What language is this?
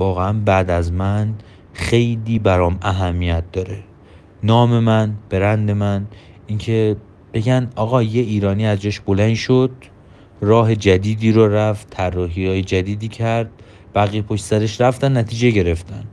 Persian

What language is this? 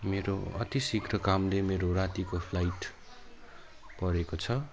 Nepali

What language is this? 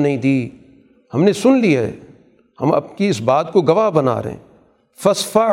Urdu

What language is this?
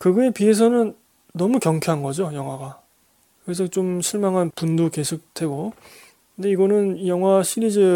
Korean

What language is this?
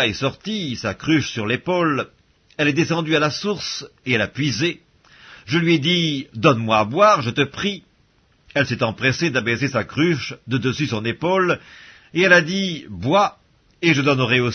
French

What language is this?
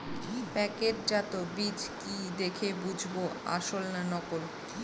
Bangla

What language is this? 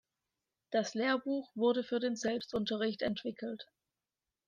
German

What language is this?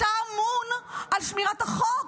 Hebrew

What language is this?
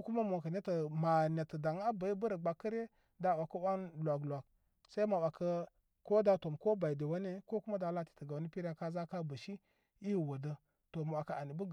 Koma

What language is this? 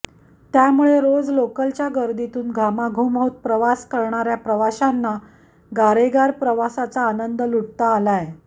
Marathi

